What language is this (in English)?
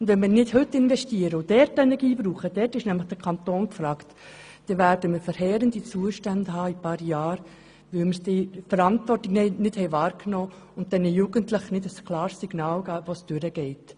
Swiss German